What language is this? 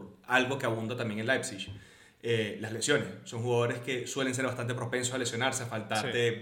Spanish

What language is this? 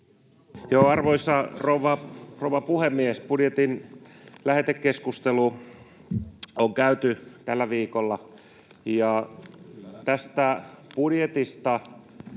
Finnish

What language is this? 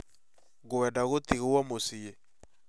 Kikuyu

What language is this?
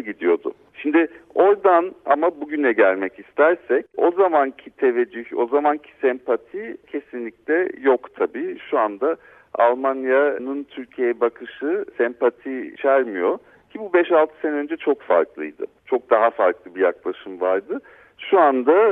Turkish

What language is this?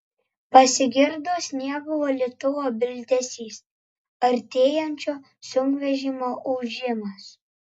Lithuanian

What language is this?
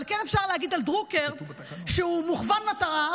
Hebrew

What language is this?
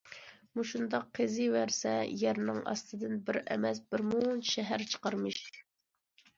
Uyghur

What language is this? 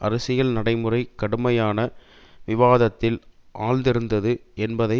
Tamil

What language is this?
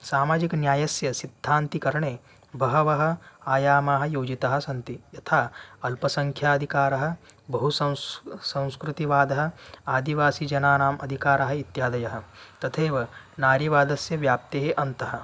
Sanskrit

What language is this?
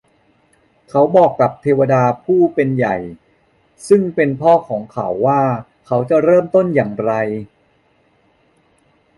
Thai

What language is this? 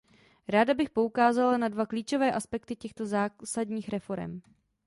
Czech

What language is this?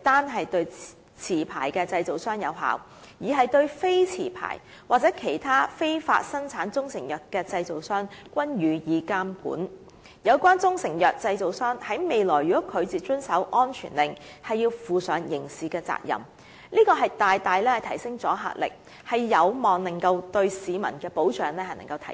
Cantonese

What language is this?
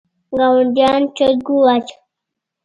Pashto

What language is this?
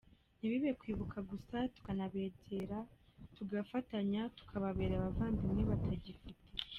Kinyarwanda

